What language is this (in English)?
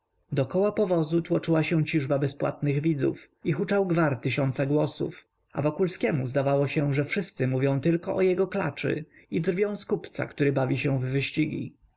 Polish